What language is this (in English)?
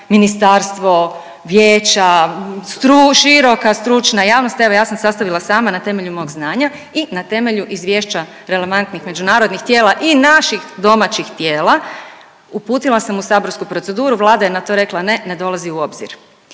Croatian